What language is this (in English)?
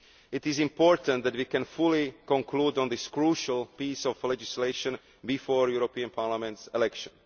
English